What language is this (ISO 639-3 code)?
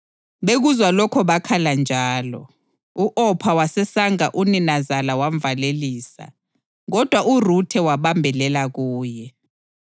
nde